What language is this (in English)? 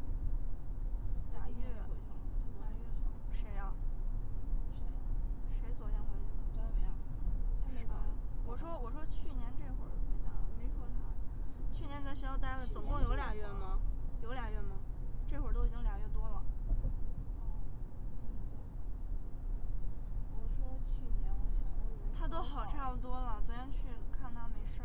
Chinese